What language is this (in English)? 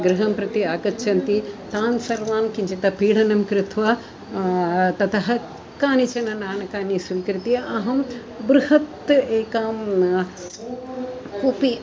Sanskrit